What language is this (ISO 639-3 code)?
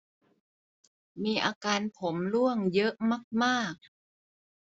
tha